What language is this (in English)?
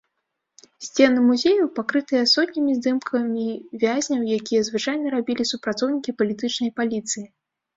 Belarusian